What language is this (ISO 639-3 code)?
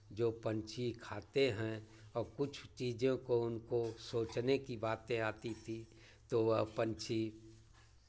hin